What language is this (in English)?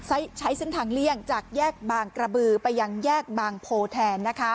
Thai